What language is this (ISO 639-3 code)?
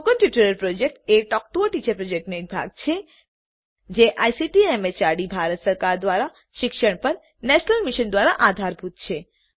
guj